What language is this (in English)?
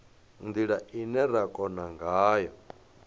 Venda